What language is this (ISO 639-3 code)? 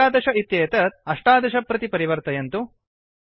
san